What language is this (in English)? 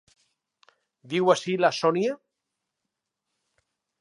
Catalan